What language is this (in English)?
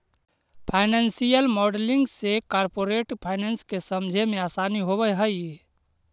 Magahi